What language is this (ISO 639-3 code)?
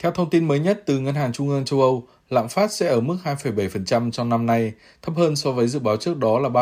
vie